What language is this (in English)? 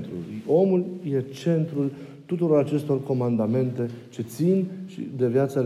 Romanian